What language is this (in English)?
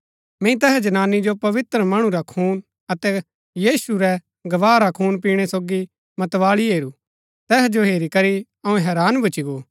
Gaddi